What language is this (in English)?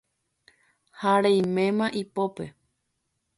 Guarani